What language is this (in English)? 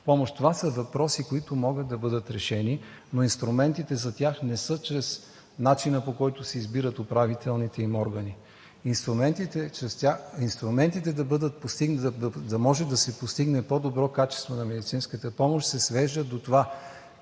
Bulgarian